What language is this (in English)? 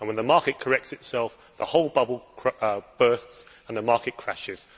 English